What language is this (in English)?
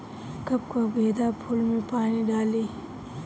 Bhojpuri